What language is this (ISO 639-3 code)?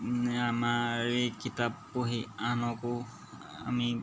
asm